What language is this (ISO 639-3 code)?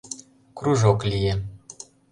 chm